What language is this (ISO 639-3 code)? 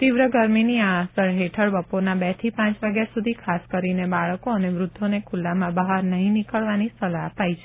guj